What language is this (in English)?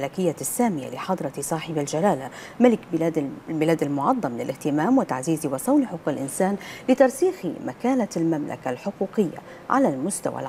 Arabic